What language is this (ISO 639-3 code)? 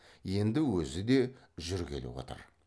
kaz